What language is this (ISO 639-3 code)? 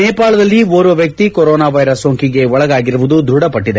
kan